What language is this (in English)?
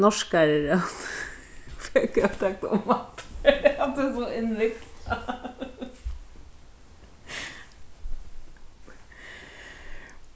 Faroese